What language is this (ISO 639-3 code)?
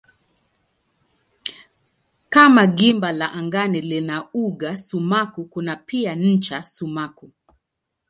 swa